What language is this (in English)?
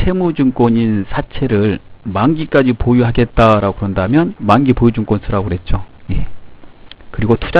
Korean